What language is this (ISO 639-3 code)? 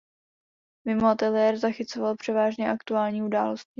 ces